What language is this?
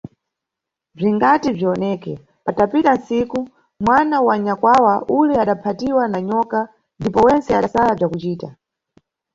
Nyungwe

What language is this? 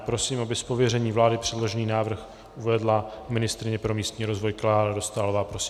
Czech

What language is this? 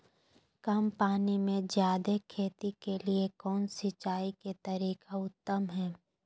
Magahi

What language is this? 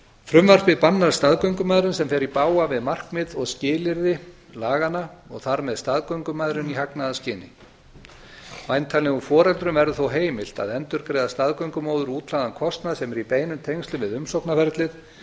Icelandic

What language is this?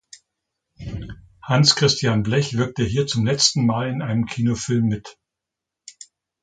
German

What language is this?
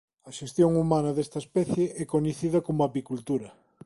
Galician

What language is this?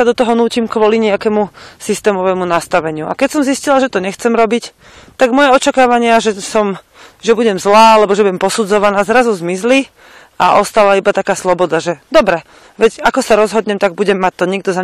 Slovak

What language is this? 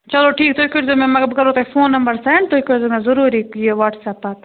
Kashmiri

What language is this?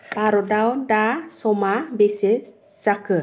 Bodo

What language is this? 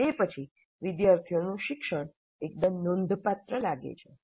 Gujarati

